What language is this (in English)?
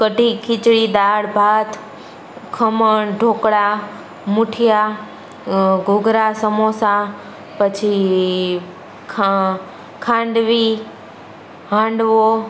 Gujarati